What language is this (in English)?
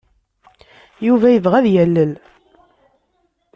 Kabyle